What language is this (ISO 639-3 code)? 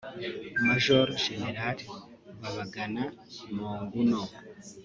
kin